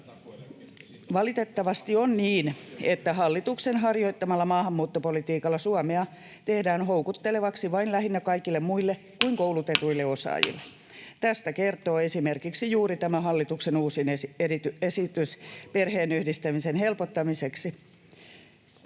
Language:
Finnish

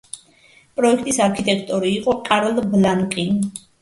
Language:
Georgian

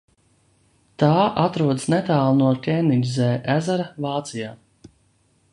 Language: Latvian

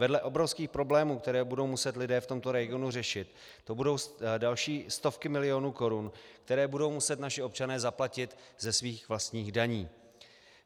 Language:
Czech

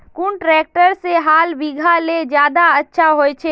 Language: Magahi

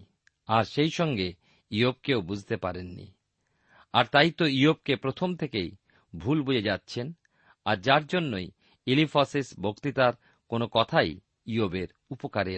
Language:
Bangla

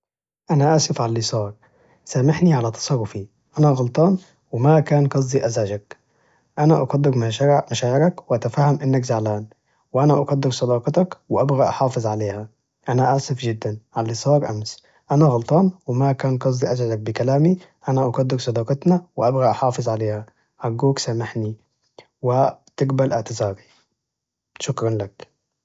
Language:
Najdi Arabic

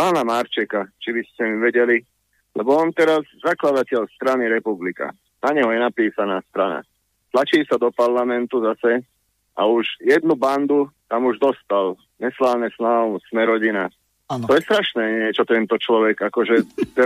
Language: Slovak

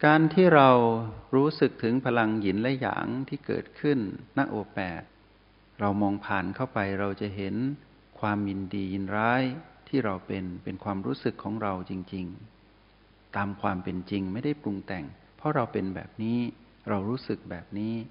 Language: Thai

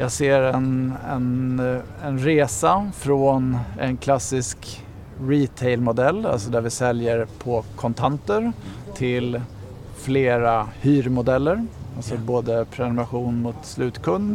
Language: Swedish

